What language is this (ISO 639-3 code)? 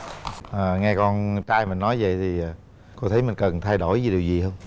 vie